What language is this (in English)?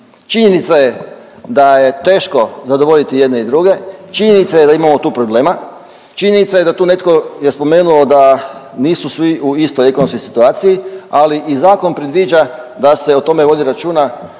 Croatian